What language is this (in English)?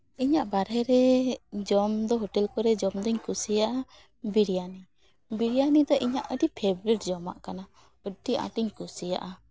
Santali